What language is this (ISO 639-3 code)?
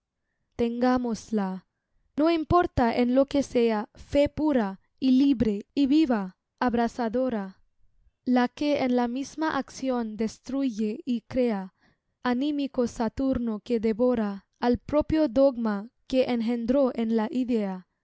spa